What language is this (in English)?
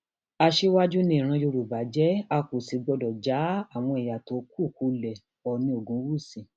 Yoruba